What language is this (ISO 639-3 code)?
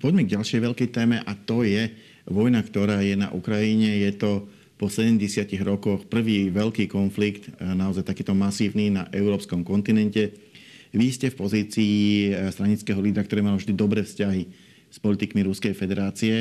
slk